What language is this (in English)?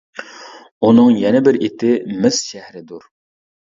Uyghur